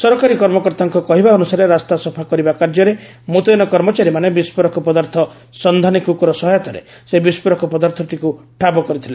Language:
Odia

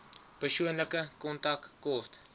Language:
Afrikaans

